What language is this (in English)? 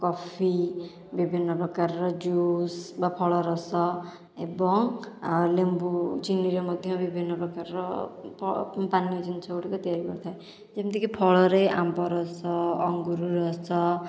Odia